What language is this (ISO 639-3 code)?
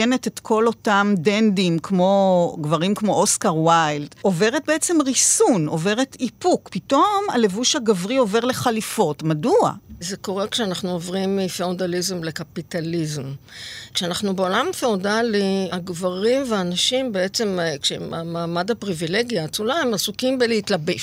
heb